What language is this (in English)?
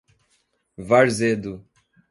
Portuguese